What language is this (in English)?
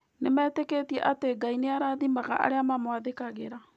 Kikuyu